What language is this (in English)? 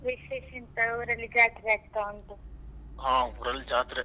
Kannada